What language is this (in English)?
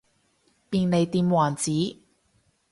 Cantonese